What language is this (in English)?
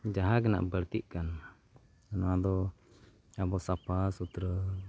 Santali